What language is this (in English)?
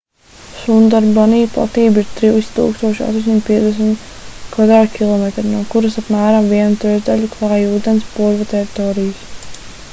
Latvian